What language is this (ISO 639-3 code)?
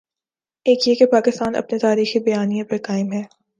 urd